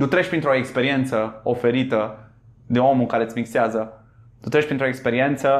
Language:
Romanian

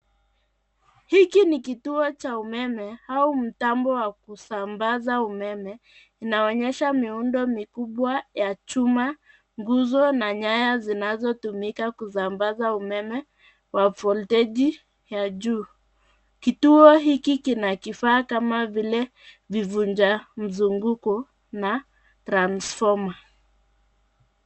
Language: Swahili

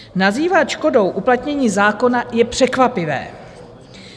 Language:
Czech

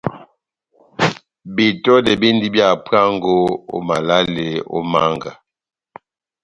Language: Batanga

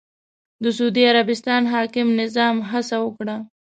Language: Pashto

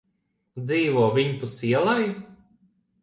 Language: Latvian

